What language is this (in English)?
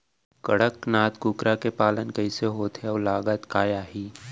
Chhattisgarhi